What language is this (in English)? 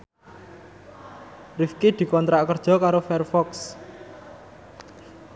Javanese